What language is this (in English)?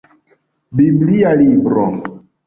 Esperanto